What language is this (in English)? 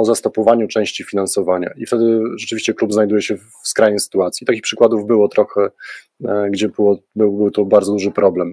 Polish